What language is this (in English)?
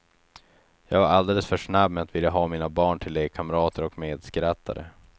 Swedish